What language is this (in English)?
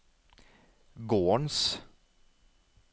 Norwegian